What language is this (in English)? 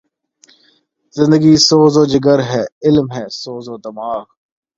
Urdu